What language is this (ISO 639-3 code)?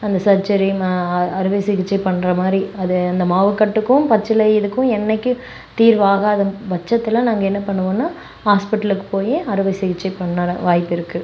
tam